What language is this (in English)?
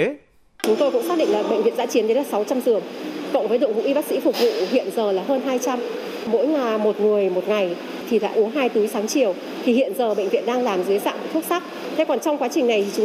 Vietnamese